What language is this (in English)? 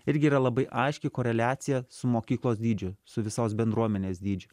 Lithuanian